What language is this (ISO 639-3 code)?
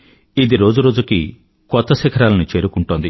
tel